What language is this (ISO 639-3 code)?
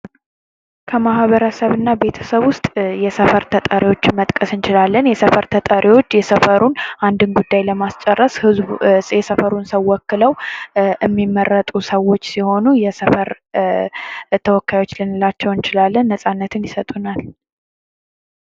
amh